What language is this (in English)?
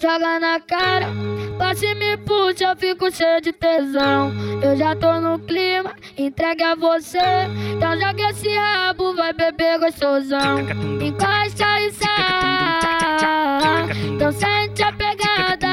Portuguese